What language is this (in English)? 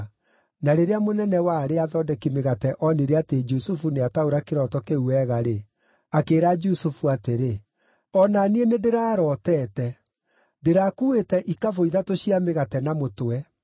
Kikuyu